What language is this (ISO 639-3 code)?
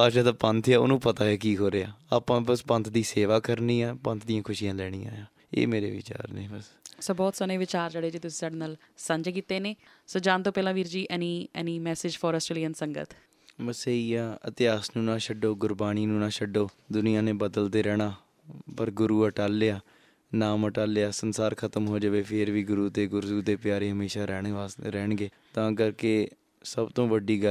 pan